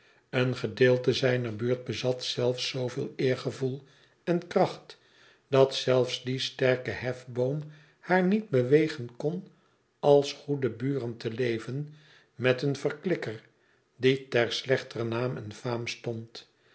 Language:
Dutch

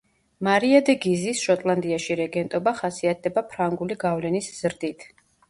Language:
Georgian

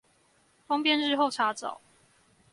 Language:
Chinese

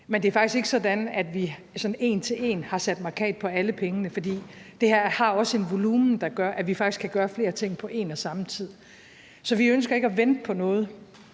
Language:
Danish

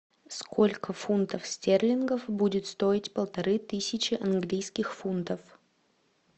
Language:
Russian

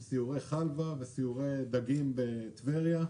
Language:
Hebrew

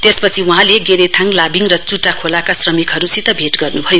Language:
Nepali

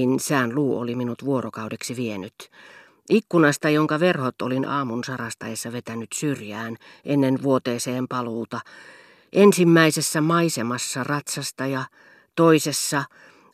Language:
Finnish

